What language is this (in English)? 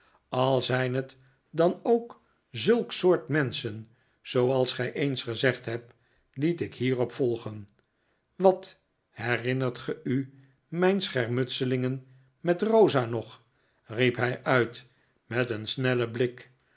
Dutch